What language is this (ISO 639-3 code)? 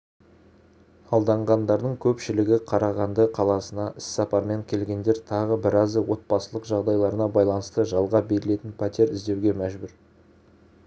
kaz